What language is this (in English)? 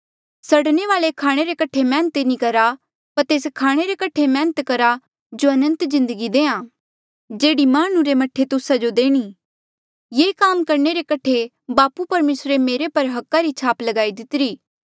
Mandeali